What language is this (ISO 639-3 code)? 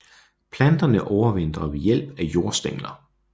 dan